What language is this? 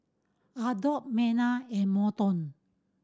English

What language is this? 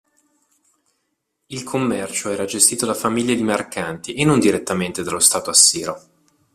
Italian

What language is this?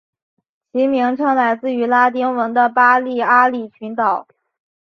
Chinese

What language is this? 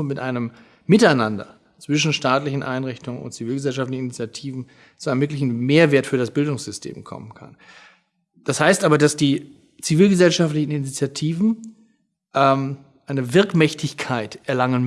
German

